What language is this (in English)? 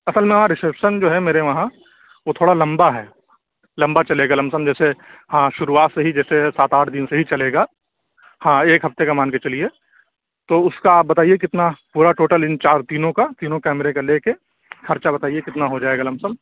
Urdu